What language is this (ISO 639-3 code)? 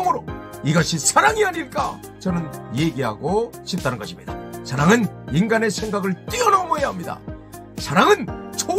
kor